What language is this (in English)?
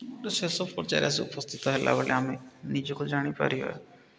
Odia